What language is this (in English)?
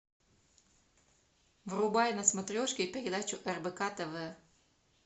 Russian